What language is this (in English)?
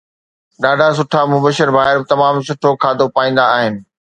Sindhi